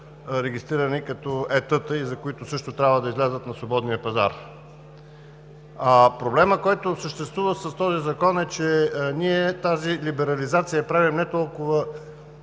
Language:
Bulgarian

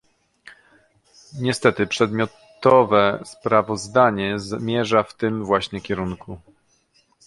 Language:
Polish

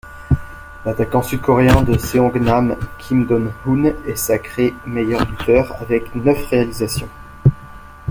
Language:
French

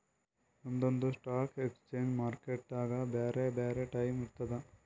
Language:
Kannada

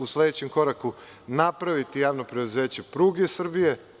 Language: Serbian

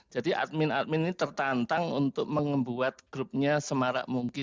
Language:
Indonesian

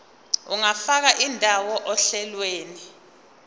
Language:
Zulu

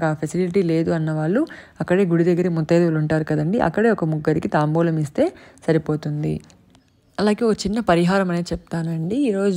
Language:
Telugu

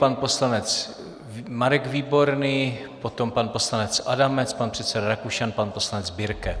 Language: Czech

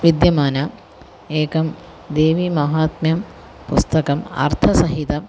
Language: Sanskrit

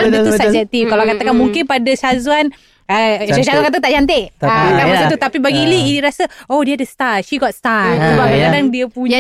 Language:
Malay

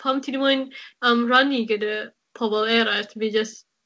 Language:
Welsh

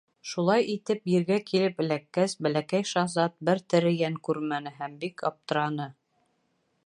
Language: Bashkir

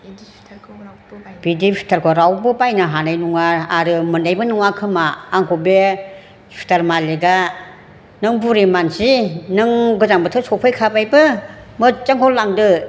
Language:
Bodo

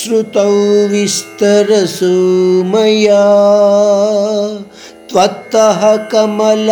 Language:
Hindi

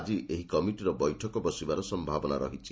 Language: Odia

